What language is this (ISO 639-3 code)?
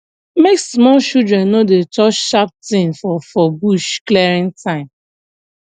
pcm